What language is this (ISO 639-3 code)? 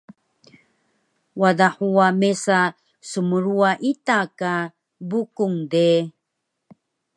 trv